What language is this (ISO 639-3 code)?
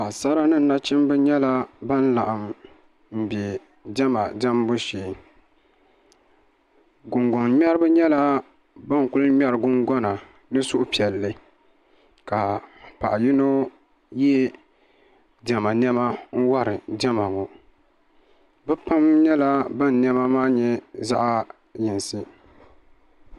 dag